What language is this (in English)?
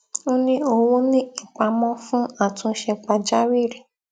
Yoruba